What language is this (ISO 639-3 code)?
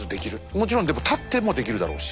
jpn